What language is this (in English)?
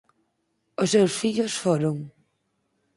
Galician